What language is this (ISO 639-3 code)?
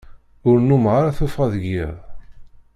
kab